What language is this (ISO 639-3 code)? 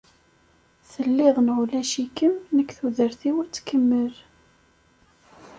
kab